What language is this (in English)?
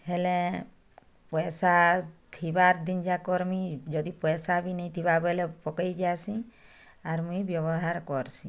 Odia